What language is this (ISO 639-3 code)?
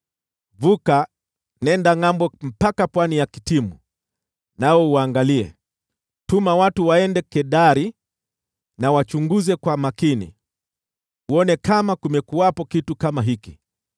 swa